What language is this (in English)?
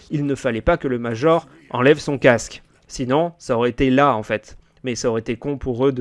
French